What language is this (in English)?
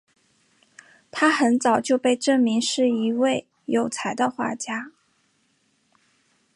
Chinese